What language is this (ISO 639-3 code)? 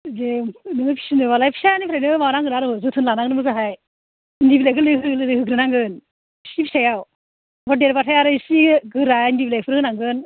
brx